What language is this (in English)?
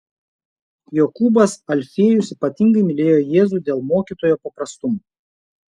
Lithuanian